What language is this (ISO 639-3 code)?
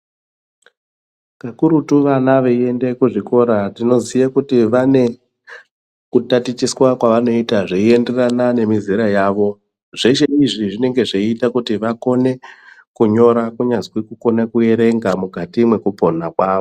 ndc